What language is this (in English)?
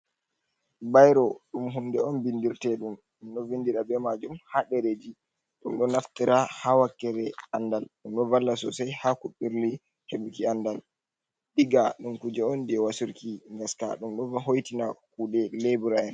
Fula